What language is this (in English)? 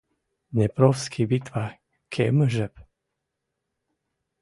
Western Mari